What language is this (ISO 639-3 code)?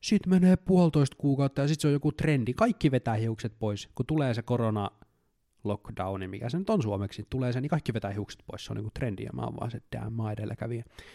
fin